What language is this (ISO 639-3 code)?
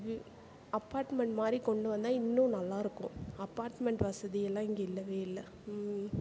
tam